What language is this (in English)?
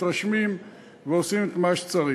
Hebrew